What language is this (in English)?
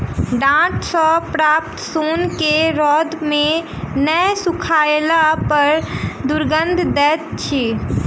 Maithili